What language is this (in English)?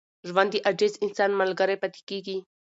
Pashto